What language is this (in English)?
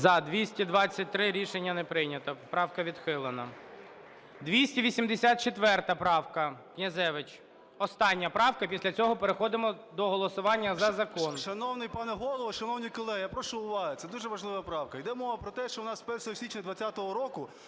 Ukrainian